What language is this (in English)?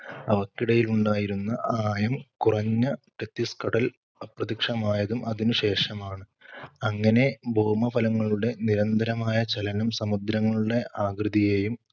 Malayalam